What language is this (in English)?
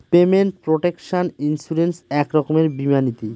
Bangla